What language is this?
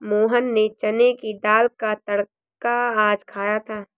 Hindi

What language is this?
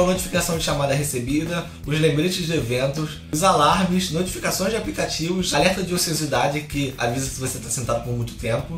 Portuguese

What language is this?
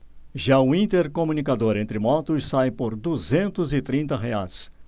Portuguese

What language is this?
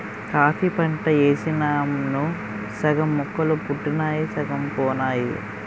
Telugu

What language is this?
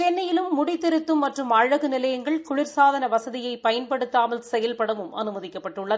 Tamil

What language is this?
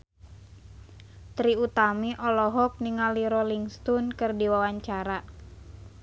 Sundanese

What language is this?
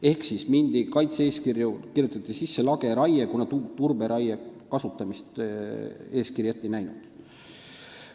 Estonian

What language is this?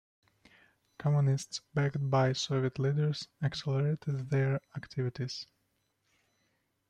English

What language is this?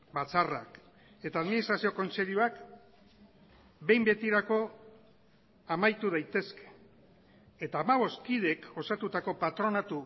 Basque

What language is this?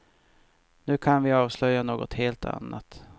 Swedish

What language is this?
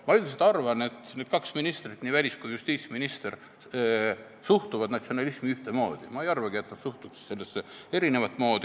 Estonian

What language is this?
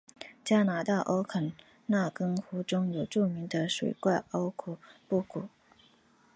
Chinese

